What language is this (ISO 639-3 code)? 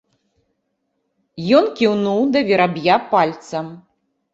bel